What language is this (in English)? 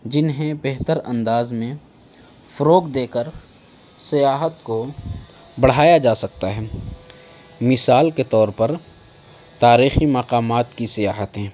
Urdu